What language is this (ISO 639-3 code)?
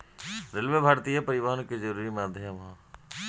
bho